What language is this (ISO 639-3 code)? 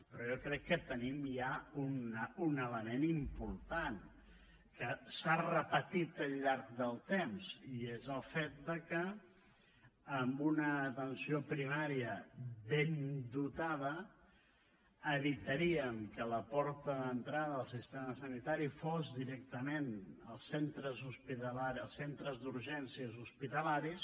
cat